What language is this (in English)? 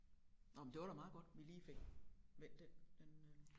Danish